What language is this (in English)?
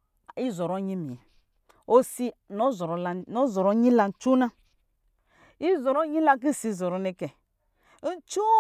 Lijili